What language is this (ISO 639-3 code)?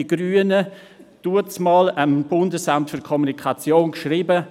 gsw